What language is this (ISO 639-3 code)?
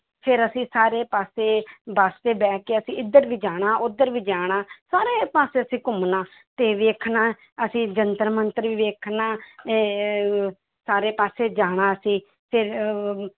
pan